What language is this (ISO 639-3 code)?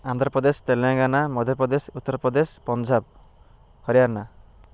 ori